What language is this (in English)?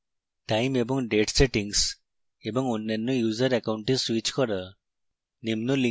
Bangla